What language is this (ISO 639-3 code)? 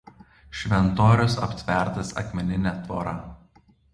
lit